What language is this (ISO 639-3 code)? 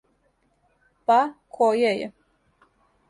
srp